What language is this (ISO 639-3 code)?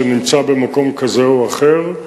heb